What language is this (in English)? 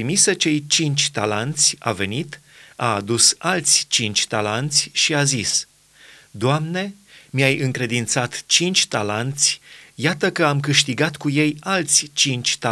Romanian